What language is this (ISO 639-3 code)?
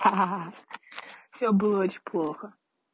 rus